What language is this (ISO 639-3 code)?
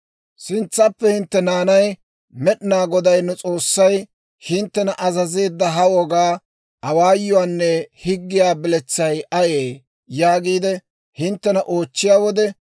dwr